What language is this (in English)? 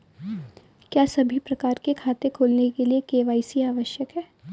Hindi